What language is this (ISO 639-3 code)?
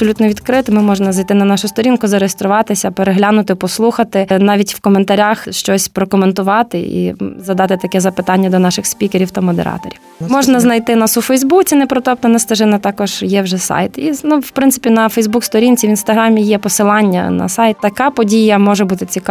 ukr